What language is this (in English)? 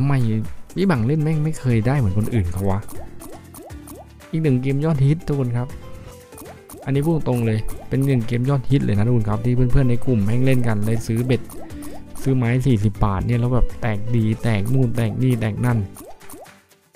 Thai